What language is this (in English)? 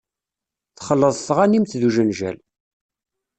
Kabyle